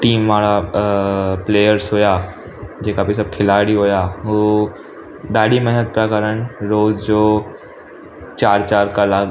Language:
Sindhi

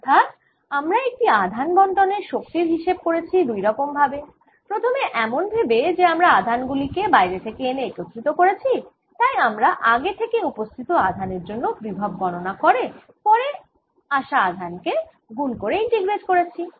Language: Bangla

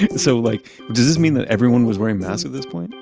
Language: English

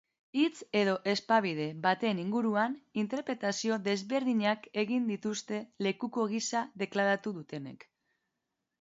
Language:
Basque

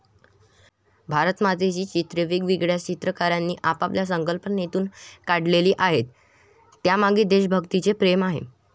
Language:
Marathi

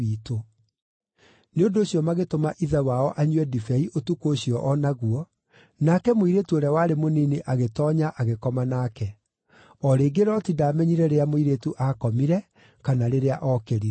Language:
Kikuyu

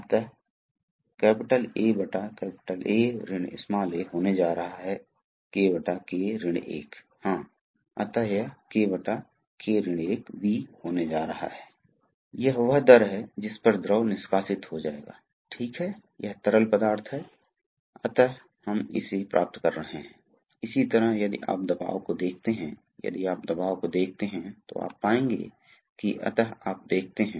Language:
Hindi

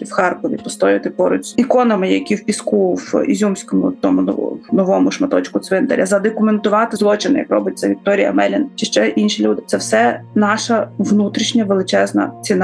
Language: Ukrainian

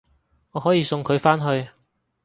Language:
Cantonese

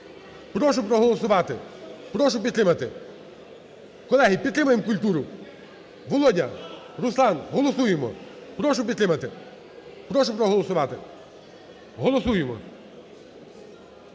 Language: Ukrainian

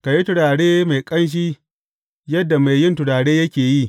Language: Hausa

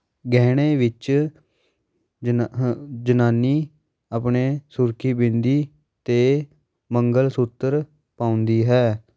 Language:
Punjabi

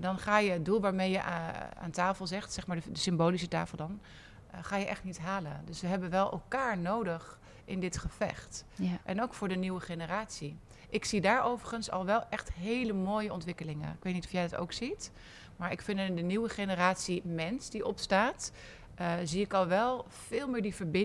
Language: Dutch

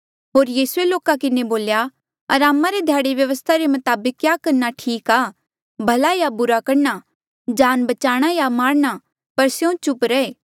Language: Mandeali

